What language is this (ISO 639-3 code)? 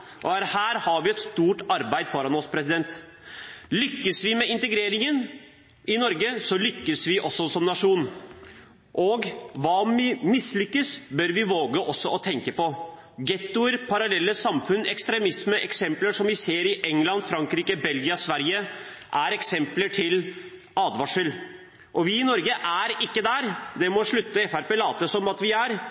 nob